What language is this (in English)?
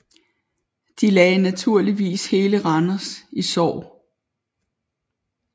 Danish